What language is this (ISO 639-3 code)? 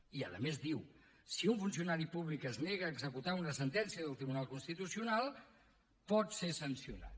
cat